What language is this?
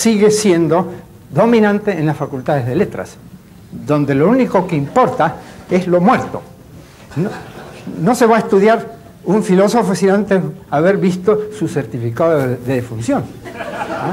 Spanish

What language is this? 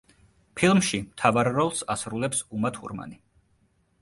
Georgian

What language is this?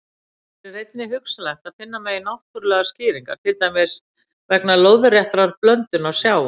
Icelandic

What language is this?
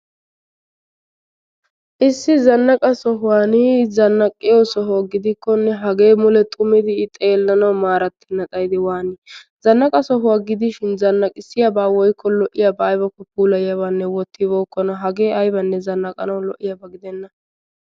Wolaytta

